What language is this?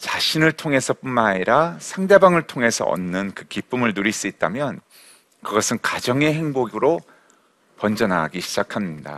Korean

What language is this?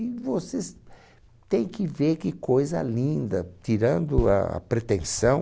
Portuguese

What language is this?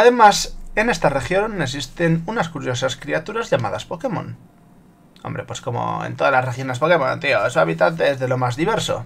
Spanish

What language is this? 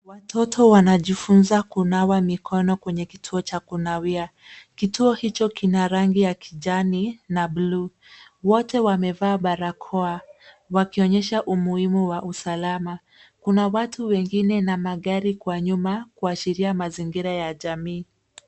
Swahili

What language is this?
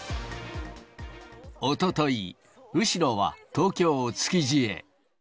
Japanese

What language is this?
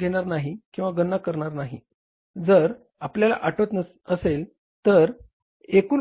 Marathi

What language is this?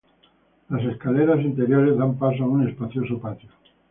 Spanish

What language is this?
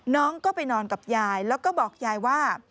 Thai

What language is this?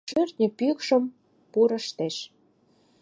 Mari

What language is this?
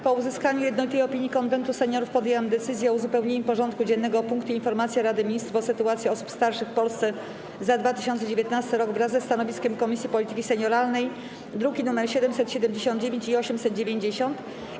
Polish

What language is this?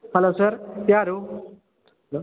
Kannada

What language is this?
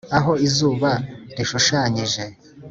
Kinyarwanda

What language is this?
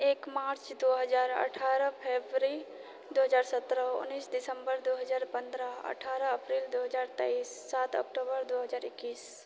Maithili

